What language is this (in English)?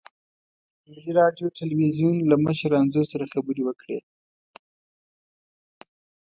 Pashto